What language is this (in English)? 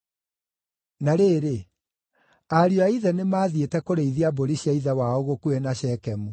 Kikuyu